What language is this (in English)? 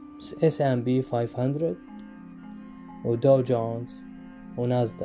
Arabic